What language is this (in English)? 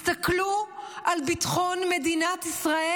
Hebrew